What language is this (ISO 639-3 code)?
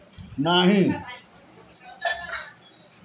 bho